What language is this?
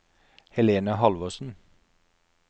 Norwegian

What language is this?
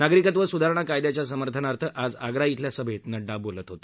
Marathi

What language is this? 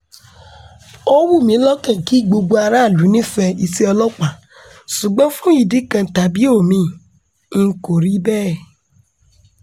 Yoruba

